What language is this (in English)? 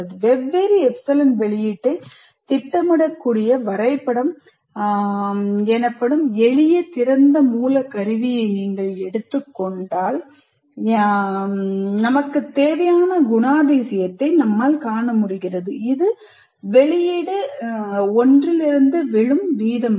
Tamil